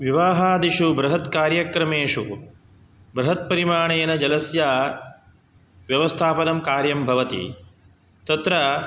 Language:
Sanskrit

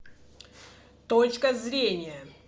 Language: Russian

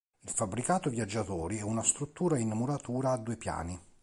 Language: Italian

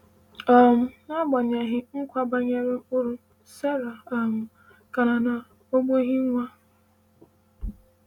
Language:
Igbo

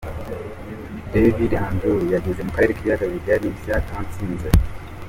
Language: Kinyarwanda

